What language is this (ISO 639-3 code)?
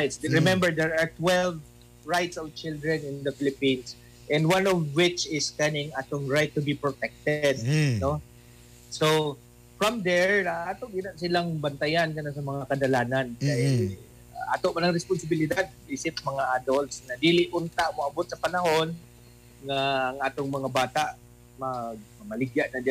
fil